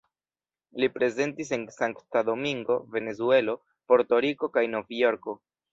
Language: Esperanto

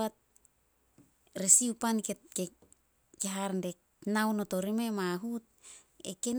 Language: Solos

